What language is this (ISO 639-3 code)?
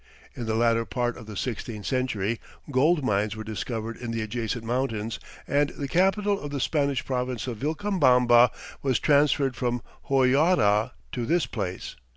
eng